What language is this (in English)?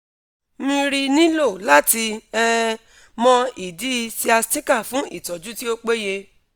Yoruba